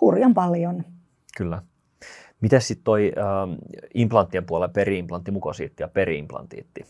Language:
Finnish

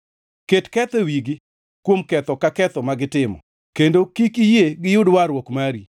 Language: Luo (Kenya and Tanzania)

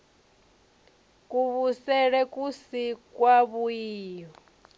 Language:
Venda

